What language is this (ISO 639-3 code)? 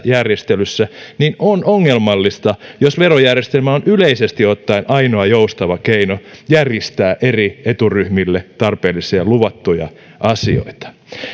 fin